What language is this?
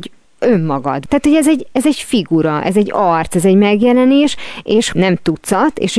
Hungarian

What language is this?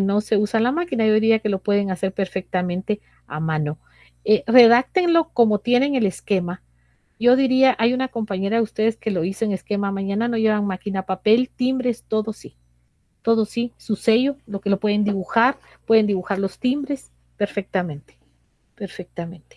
Spanish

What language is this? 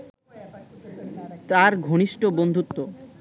Bangla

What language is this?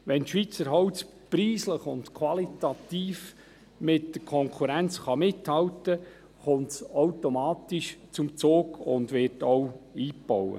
Swiss German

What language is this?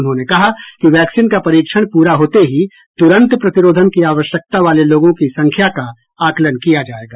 Hindi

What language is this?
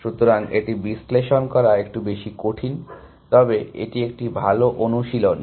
Bangla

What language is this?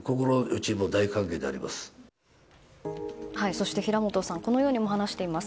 Japanese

